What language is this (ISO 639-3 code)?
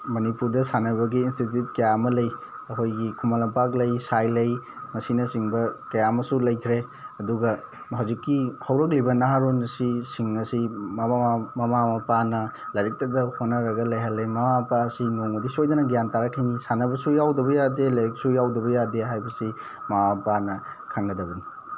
mni